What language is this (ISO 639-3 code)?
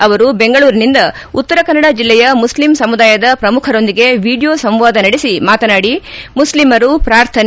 kan